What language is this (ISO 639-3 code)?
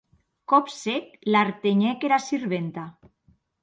oci